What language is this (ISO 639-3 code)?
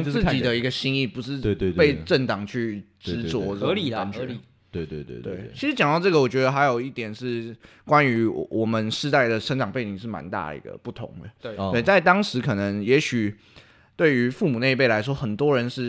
zho